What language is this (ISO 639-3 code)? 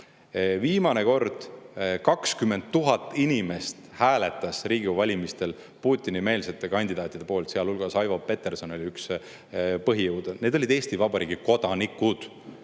est